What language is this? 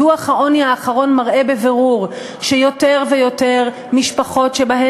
Hebrew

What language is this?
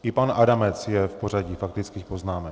Czech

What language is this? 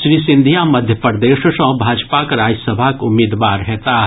Maithili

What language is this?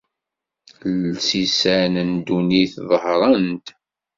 Kabyle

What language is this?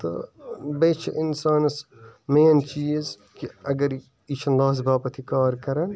Kashmiri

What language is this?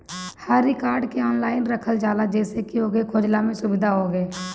Bhojpuri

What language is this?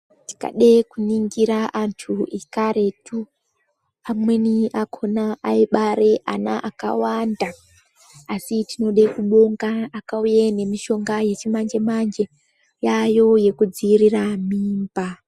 Ndau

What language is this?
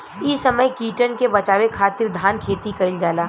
Bhojpuri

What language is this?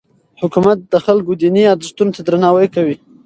Pashto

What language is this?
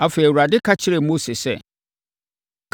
Akan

